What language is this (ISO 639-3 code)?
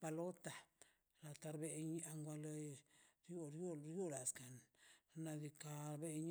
zpy